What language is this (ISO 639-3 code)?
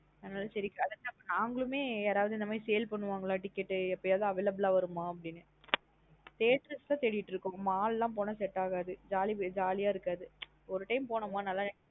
tam